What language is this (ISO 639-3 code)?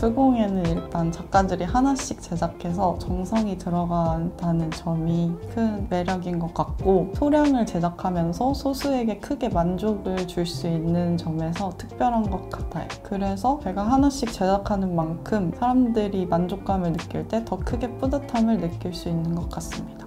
kor